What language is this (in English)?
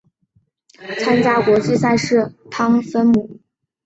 Chinese